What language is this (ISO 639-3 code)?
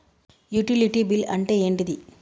tel